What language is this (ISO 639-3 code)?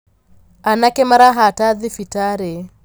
kik